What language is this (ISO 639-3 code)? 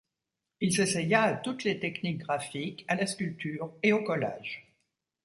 fra